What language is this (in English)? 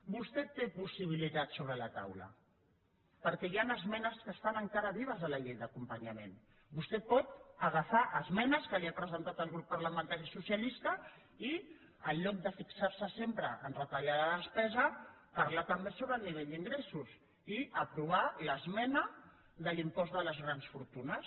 Catalan